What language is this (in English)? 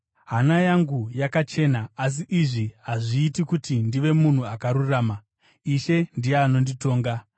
Shona